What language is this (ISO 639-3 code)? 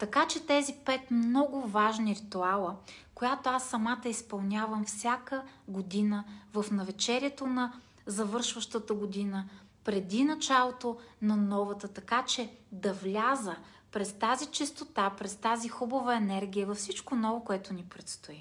bul